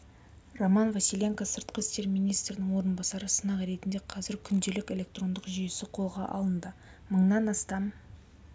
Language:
Kazakh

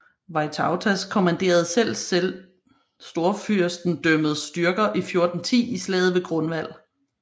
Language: Danish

